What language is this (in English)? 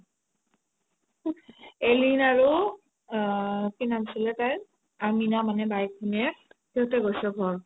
Assamese